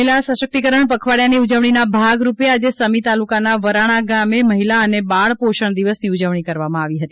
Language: Gujarati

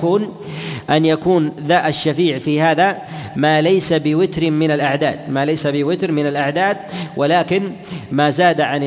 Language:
Arabic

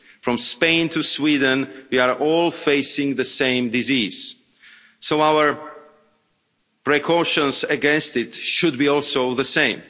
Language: English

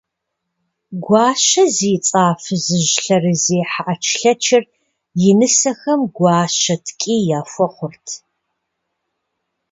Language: Kabardian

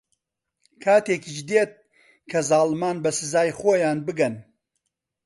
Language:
Central Kurdish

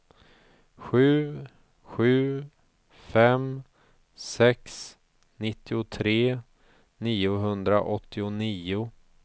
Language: Swedish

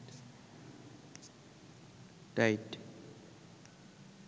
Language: Bangla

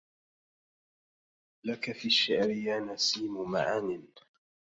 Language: Arabic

